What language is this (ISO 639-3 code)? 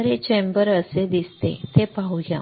mar